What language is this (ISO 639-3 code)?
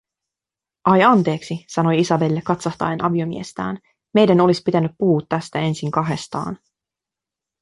fin